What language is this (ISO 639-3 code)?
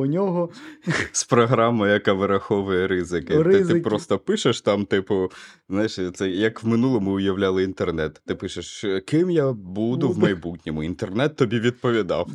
ukr